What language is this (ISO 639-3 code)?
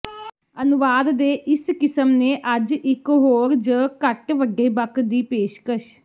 pan